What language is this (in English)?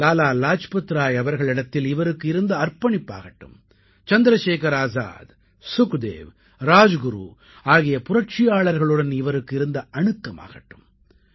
Tamil